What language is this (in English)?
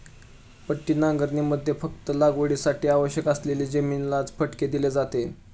Marathi